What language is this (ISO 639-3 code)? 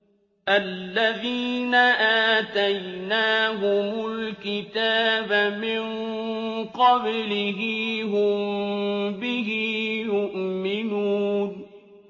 ara